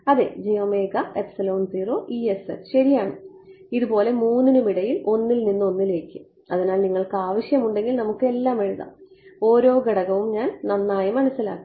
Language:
Malayalam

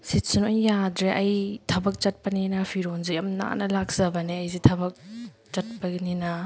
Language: Manipuri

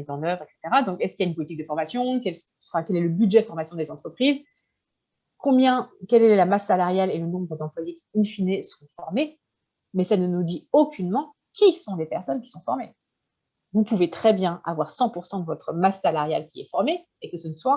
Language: French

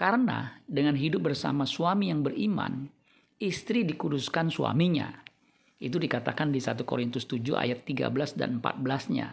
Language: Indonesian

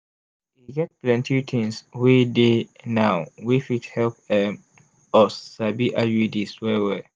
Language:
Nigerian Pidgin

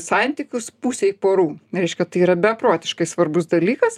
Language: Lithuanian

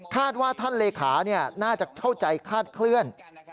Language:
Thai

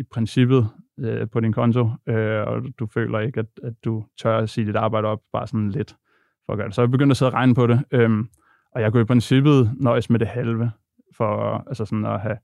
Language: Danish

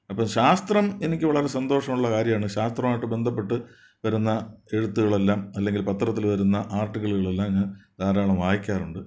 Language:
Malayalam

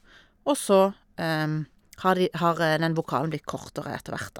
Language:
Norwegian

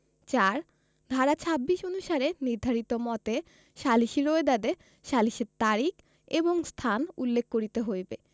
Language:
Bangla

